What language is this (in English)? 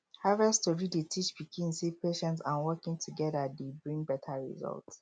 Nigerian Pidgin